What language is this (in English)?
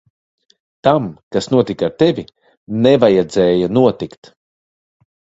Latvian